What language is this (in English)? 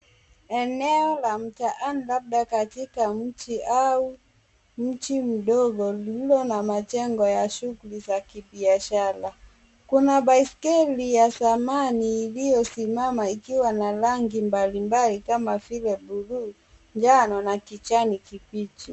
Swahili